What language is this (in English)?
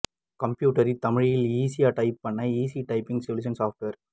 Tamil